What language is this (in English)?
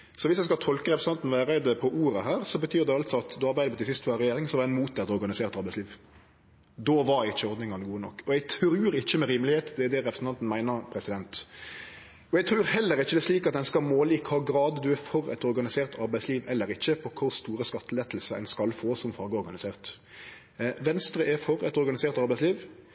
Norwegian Nynorsk